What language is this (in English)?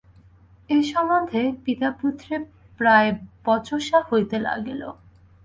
Bangla